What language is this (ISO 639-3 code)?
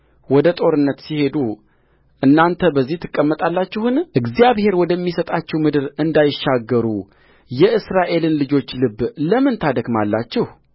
amh